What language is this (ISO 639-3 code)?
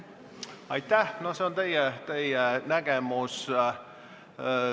est